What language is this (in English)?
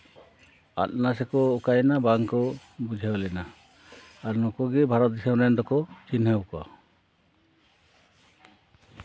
Santali